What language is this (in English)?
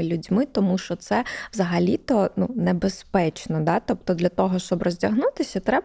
Ukrainian